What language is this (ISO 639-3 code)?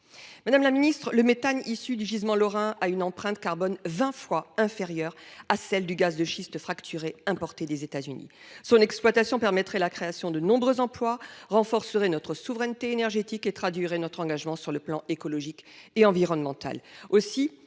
fra